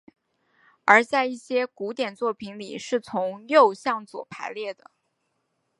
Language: Chinese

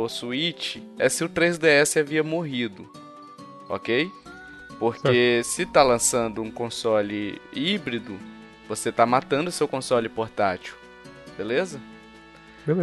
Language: Portuguese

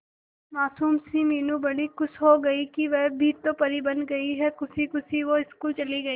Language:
Hindi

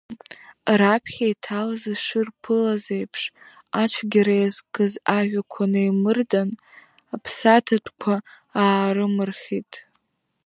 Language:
Abkhazian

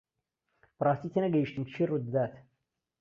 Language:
Central Kurdish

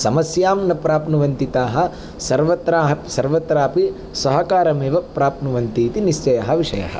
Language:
Sanskrit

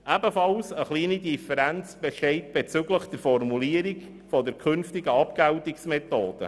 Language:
Swiss German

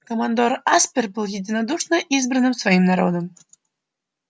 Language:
Russian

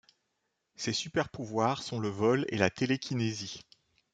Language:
French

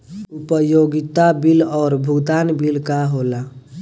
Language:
Bhojpuri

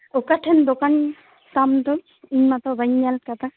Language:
Santali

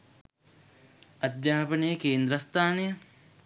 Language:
Sinhala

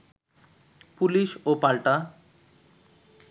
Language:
Bangla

